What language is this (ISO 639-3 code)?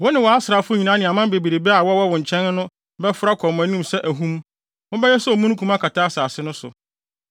aka